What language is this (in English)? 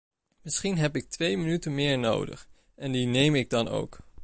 Dutch